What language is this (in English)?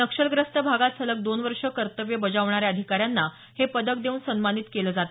Marathi